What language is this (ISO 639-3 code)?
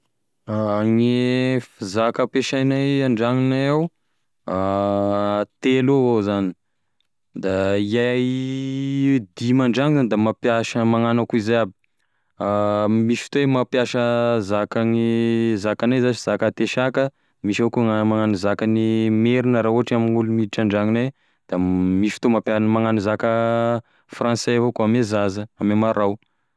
tkg